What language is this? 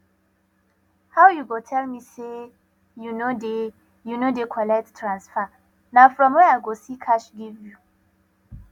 Nigerian Pidgin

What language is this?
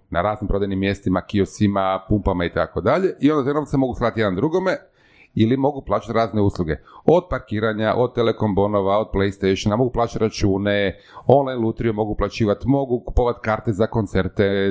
Croatian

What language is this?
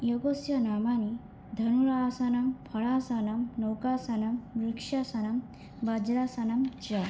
Sanskrit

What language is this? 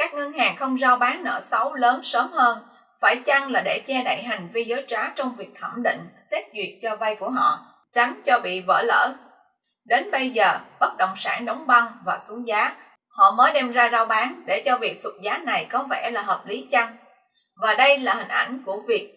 Vietnamese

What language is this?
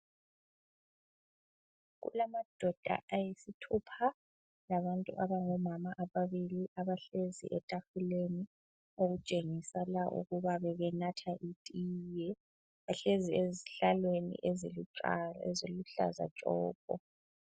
North Ndebele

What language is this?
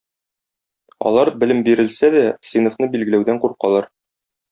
Tatar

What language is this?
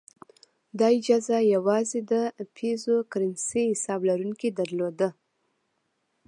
Pashto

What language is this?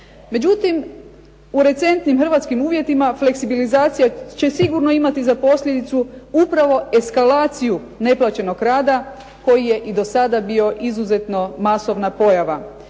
Croatian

